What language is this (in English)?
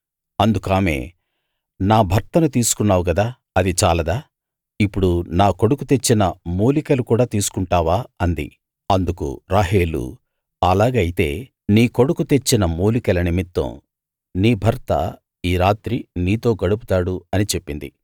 Telugu